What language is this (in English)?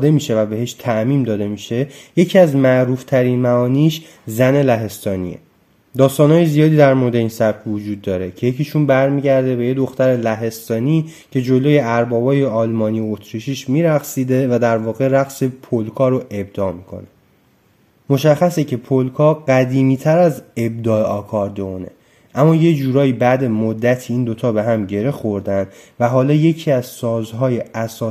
Persian